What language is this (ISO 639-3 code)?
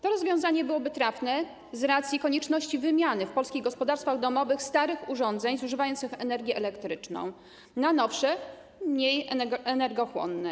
pol